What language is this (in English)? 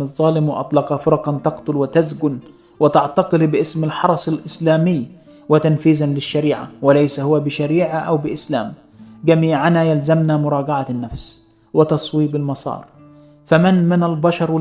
Arabic